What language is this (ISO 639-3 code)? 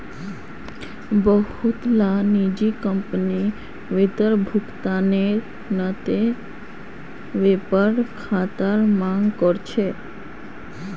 mag